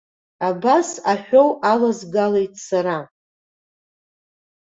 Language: Abkhazian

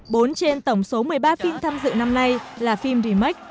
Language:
Vietnamese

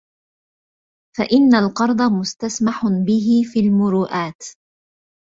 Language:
Arabic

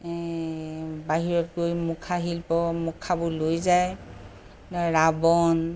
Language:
Assamese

